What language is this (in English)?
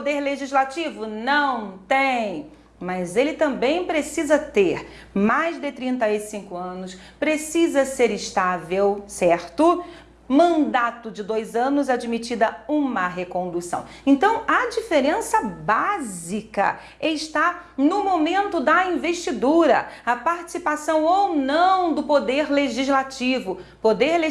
Portuguese